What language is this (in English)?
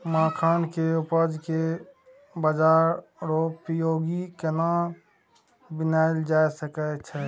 Maithili